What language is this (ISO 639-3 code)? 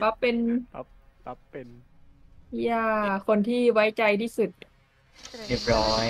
tha